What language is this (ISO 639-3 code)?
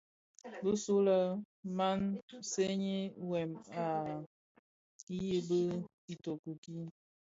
ksf